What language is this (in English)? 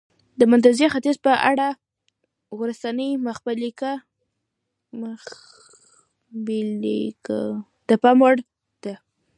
Pashto